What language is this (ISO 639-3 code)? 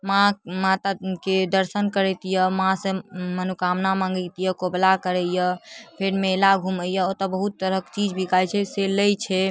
mai